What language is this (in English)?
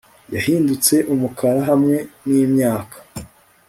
Kinyarwanda